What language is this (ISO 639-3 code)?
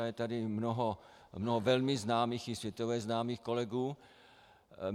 ces